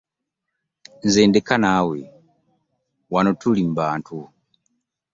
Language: Ganda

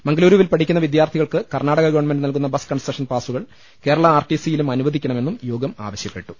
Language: Malayalam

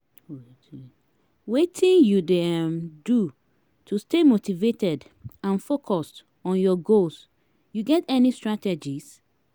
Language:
Nigerian Pidgin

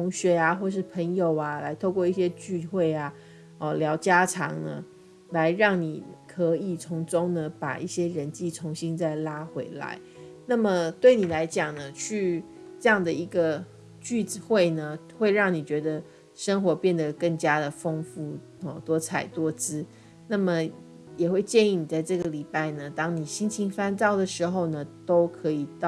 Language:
Chinese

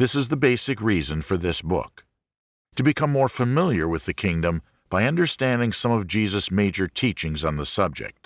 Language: English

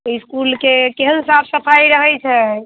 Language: Maithili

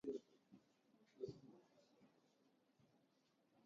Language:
Armenian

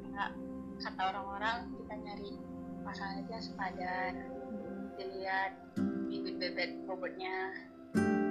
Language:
Indonesian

